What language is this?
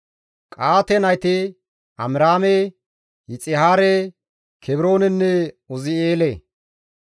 Gamo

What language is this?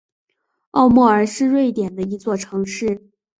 Chinese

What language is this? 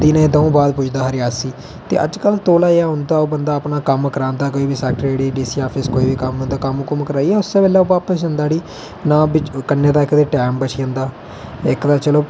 Dogri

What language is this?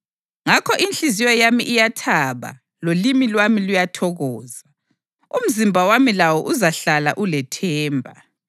North Ndebele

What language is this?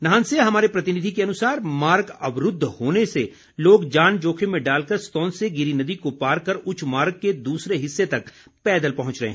Hindi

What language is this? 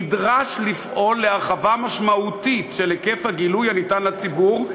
Hebrew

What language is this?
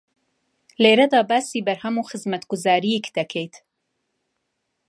Central Kurdish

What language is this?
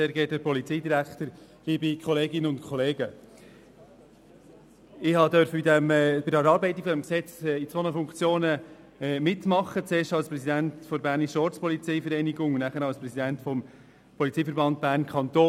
Swiss German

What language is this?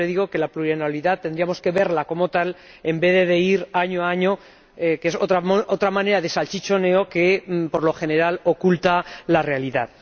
Spanish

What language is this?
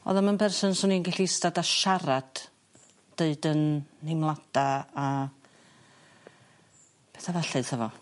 Welsh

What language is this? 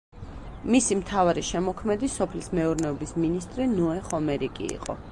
Georgian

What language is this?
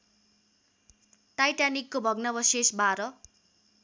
Nepali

